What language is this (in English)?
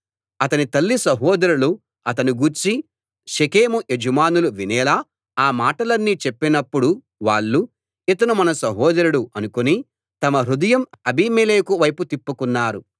Telugu